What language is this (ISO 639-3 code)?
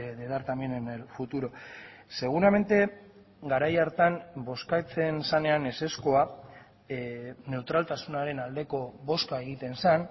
eus